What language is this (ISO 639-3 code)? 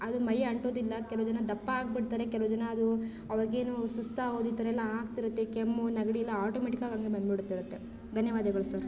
kan